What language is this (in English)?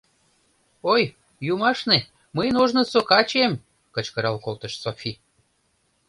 Mari